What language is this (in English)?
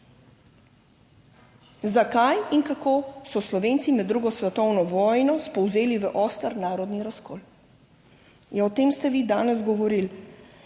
Slovenian